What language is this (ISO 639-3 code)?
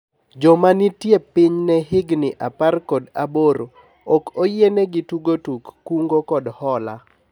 luo